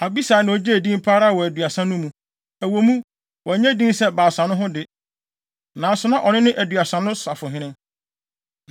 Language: Akan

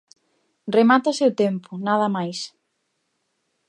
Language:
Galician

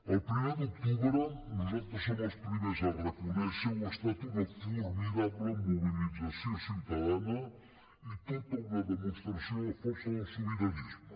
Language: Catalan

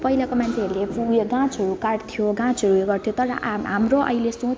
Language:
Nepali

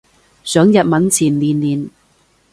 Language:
Cantonese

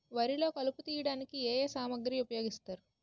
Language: Telugu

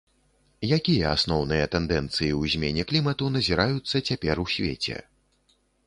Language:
Belarusian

